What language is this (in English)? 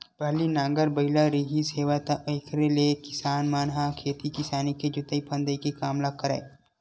Chhattisgarhi